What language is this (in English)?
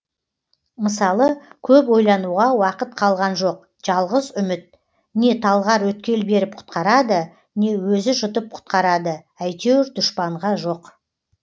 Kazakh